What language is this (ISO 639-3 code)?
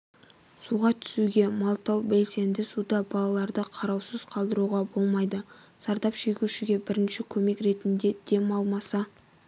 kaz